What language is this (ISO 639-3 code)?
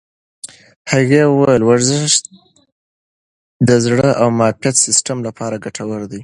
pus